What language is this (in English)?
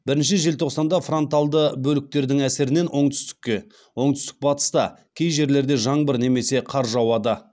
Kazakh